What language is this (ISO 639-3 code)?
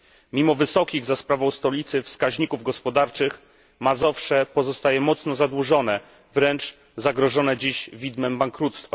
pol